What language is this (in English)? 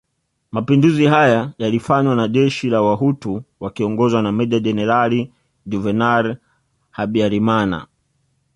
Swahili